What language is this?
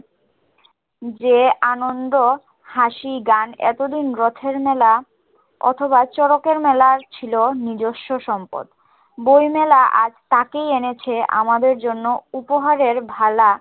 Bangla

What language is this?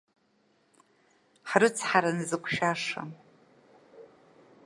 Abkhazian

